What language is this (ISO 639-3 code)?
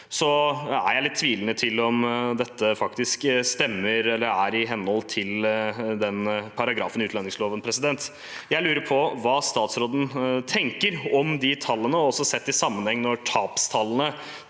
nor